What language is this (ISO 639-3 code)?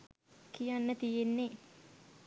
sin